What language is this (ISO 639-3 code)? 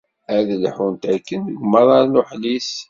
kab